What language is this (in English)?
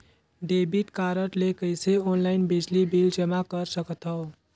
Chhattisgarhi